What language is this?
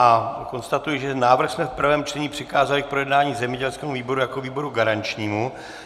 Czech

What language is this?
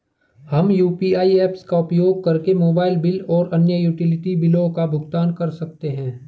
Hindi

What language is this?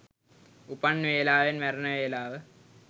Sinhala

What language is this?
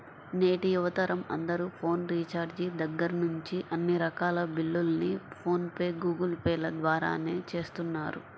Telugu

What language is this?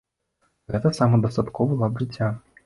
Belarusian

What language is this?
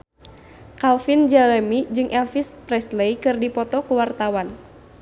Sundanese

